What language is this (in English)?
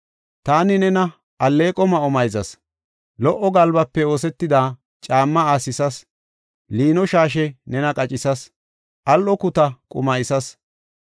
Gofa